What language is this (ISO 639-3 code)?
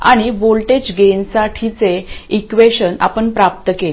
mar